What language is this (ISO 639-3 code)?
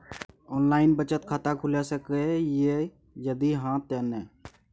mai